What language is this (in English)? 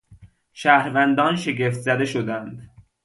Persian